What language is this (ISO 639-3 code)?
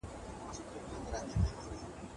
pus